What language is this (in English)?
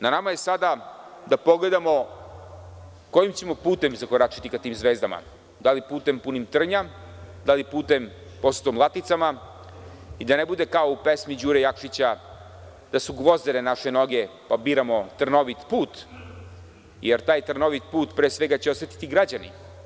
Serbian